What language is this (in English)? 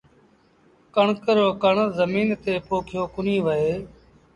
Sindhi Bhil